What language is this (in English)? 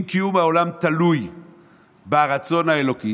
Hebrew